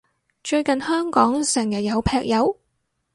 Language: Cantonese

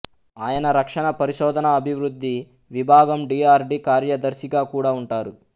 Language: Telugu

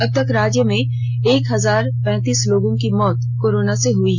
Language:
Hindi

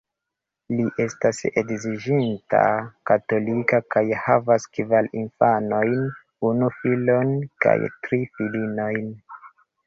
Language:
Esperanto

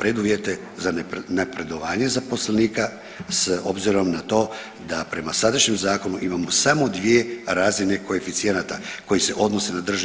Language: Croatian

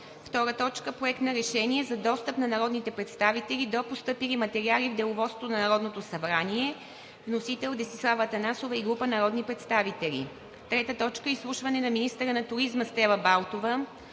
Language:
Bulgarian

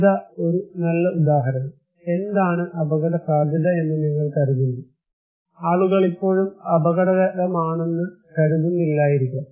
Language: Malayalam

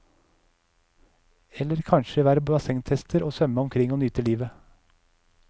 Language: Norwegian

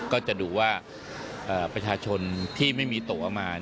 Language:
Thai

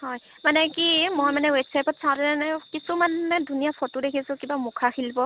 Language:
Assamese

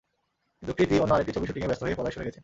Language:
Bangla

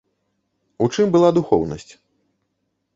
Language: Belarusian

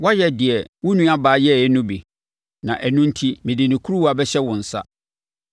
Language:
Akan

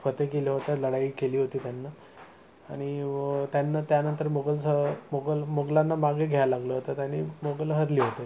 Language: Marathi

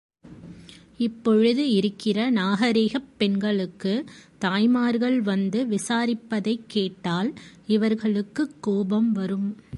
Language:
Tamil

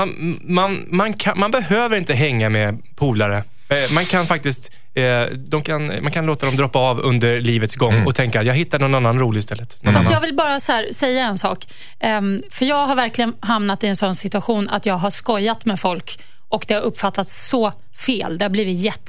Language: Swedish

